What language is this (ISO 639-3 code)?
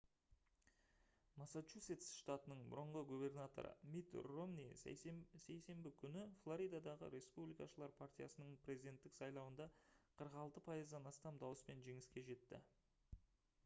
kaz